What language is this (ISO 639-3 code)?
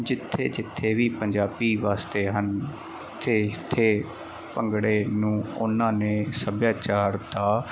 pan